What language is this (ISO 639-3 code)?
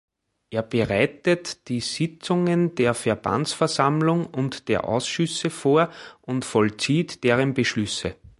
deu